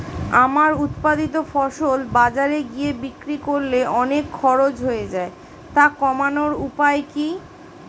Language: Bangla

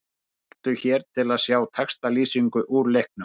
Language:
Icelandic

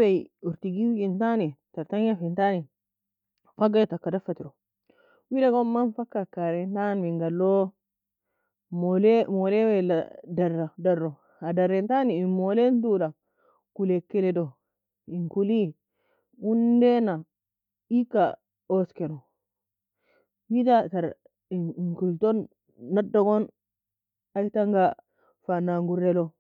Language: Nobiin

